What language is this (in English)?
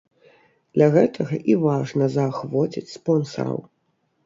Belarusian